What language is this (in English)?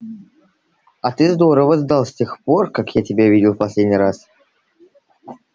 Russian